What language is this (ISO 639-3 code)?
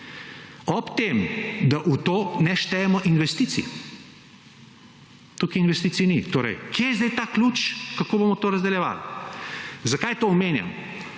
slv